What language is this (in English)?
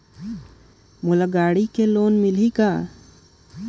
Chhattisgarhi